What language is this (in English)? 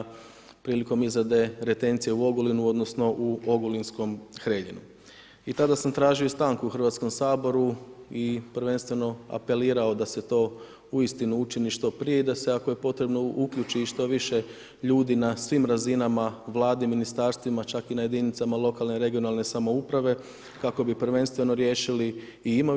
Croatian